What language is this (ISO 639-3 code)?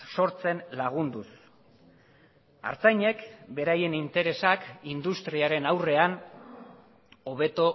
eus